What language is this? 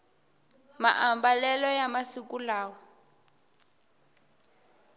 Tsonga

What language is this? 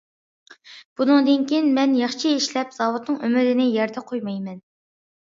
Uyghur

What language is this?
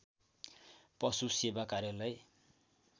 Nepali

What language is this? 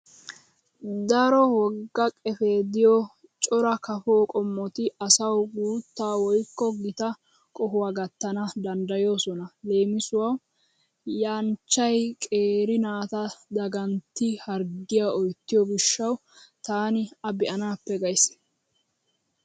Wolaytta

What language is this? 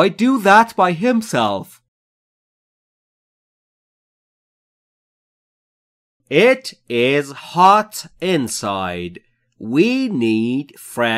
Persian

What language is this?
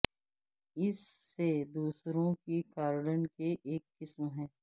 Urdu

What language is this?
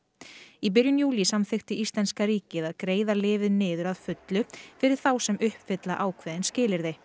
Icelandic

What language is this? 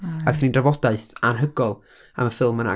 Welsh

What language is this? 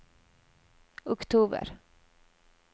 Norwegian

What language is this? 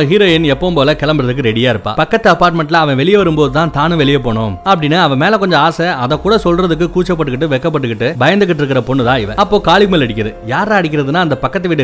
Tamil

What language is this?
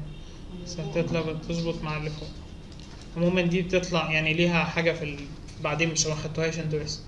Arabic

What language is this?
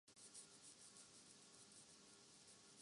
Urdu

